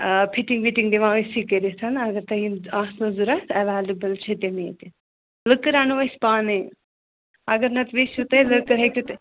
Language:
Kashmiri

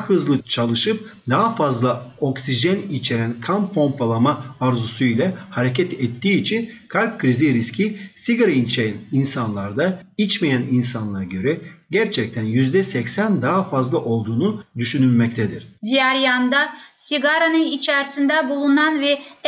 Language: Turkish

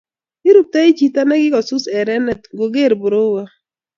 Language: Kalenjin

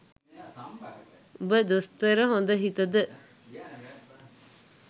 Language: Sinhala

